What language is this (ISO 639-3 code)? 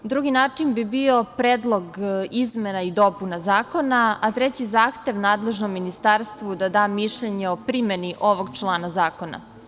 srp